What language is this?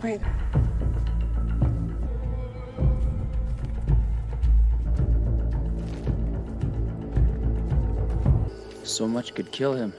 Korean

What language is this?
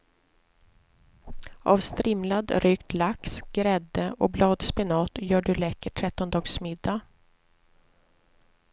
Swedish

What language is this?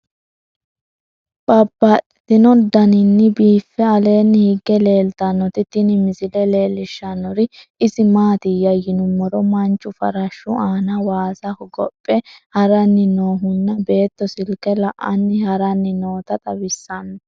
Sidamo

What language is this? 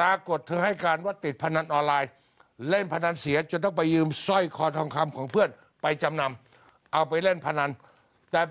Thai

